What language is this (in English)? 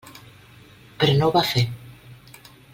Catalan